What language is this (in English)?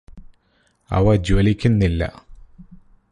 Malayalam